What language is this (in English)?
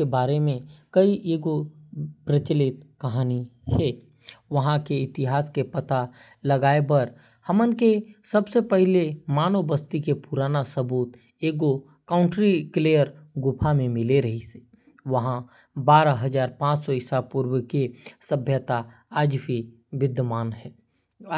Korwa